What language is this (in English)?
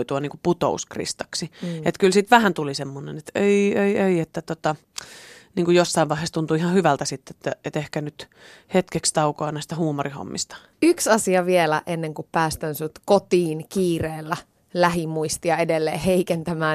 Finnish